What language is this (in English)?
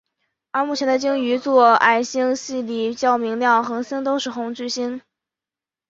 Chinese